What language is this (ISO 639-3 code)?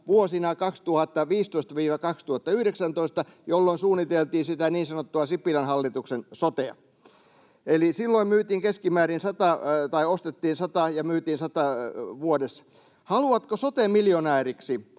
fin